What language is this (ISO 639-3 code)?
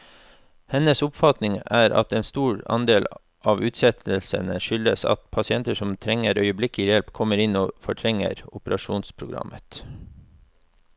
nor